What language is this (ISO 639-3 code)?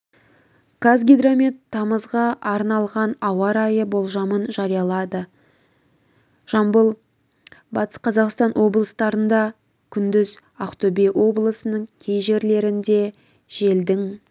kaz